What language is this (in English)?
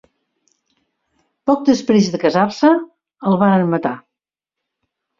Catalan